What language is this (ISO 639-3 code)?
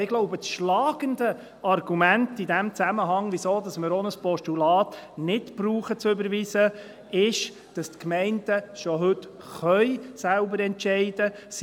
gsw